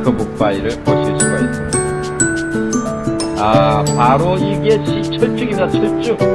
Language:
Korean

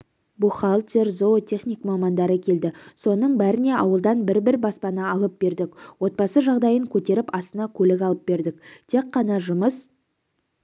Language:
Kazakh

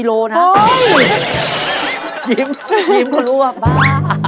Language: Thai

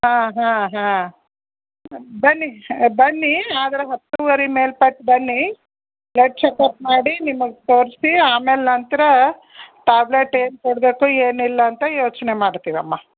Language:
Kannada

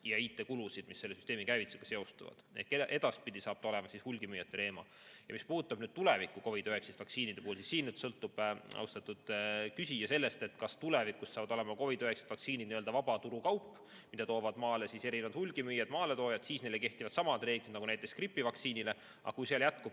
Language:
Estonian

